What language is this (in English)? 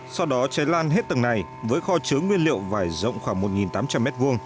Vietnamese